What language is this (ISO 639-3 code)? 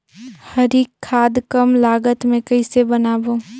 hne